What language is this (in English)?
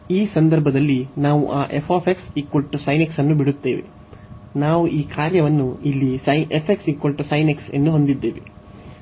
Kannada